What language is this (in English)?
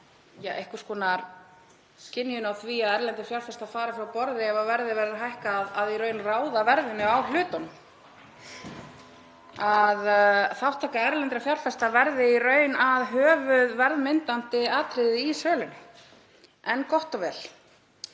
Icelandic